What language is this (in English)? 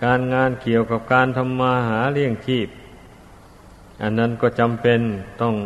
Thai